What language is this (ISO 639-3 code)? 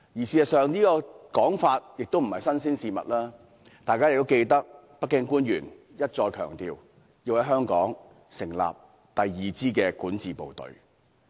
yue